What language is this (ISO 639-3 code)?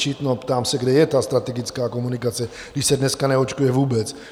ces